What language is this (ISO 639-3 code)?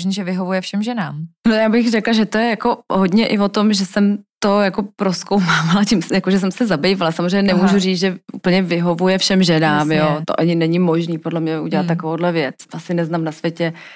ces